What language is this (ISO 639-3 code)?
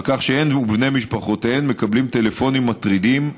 heb